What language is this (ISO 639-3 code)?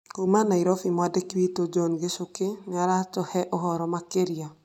kik